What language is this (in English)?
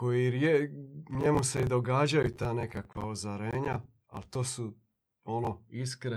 Croatian